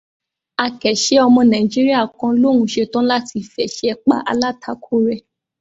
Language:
Yoruba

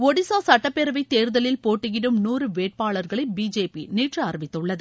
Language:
Tamil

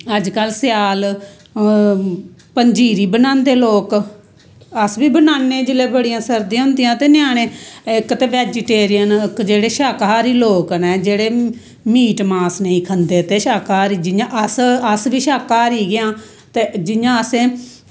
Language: Dogri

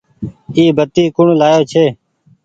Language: Goaria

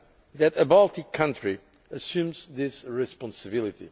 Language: English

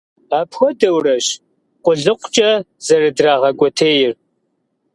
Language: Kabardian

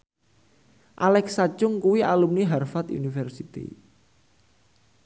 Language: Javanese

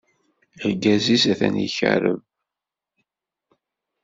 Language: Kabyle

